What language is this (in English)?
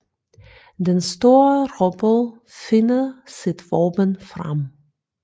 Danish